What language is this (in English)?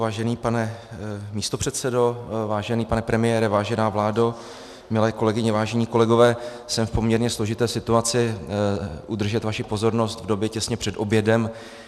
Czech